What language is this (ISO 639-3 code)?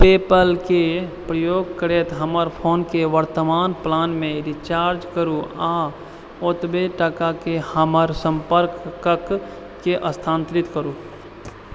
mai